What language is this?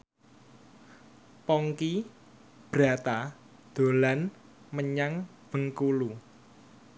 Javanese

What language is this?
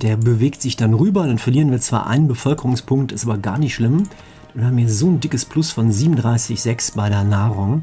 German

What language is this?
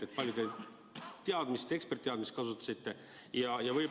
Estonian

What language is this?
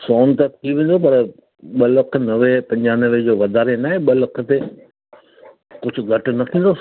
Sindhi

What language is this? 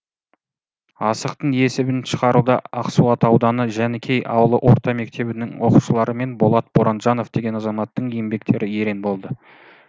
Kazakh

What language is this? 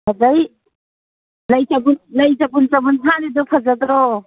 Manipuri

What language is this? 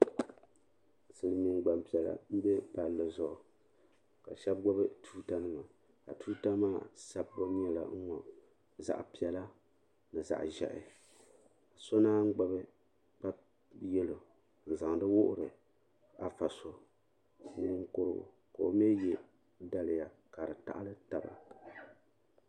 Dagbani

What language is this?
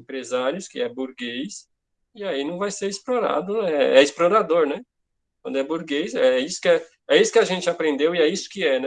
Portuguese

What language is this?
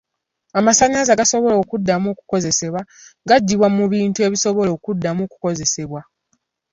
Ganda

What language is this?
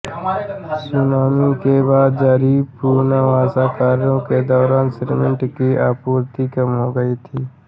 Hindi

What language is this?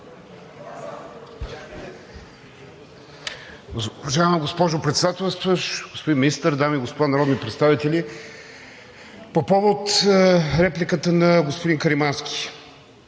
Bulgarian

